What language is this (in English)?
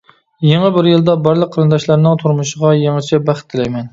Uyghur